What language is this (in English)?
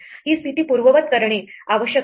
Marathi